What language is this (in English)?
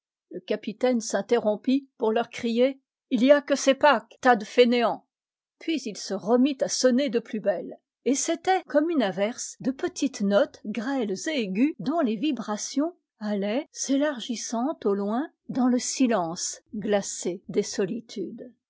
French